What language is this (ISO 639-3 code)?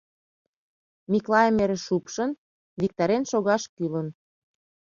chm